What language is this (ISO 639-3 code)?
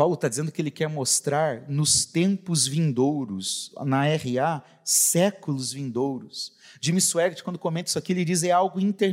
por